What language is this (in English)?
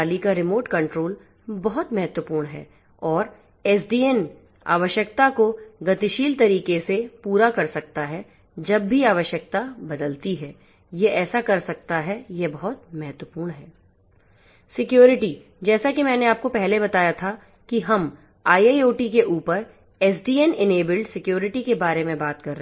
Hindi